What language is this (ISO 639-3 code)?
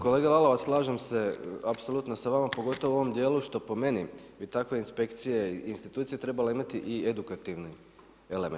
hrv